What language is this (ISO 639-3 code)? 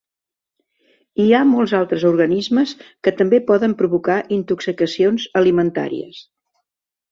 cat